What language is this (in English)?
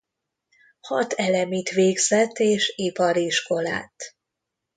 Hungarian